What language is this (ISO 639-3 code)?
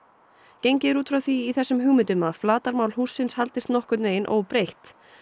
isl